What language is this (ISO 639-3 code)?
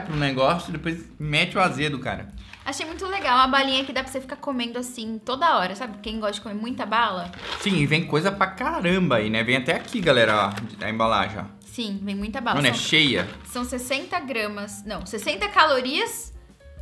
por